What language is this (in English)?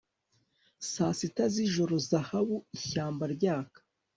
Kinyarwanda